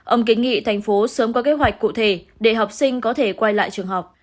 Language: Vietnamese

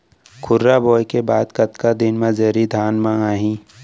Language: Chhattisgarhi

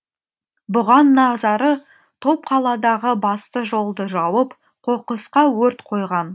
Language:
Kazakh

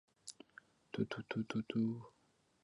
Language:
Chinese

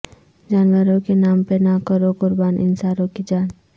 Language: Urdu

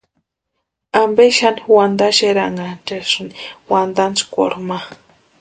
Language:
Western Highland Purepecha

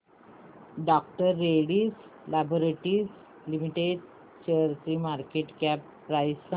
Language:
Marathi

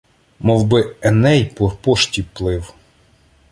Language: Ukrainian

